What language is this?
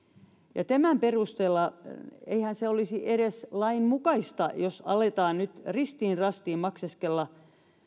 Finnish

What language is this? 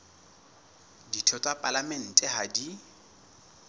Southern Sotho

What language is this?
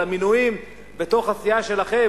Hebrew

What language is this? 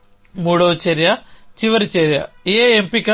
Telugu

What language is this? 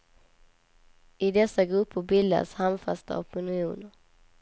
Swedish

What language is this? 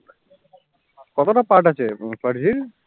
Bangla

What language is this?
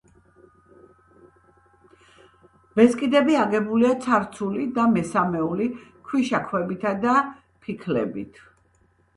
Georgian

